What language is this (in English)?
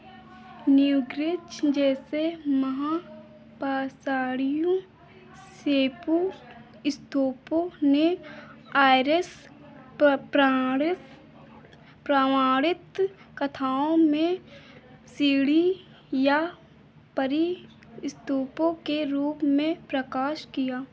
Hindi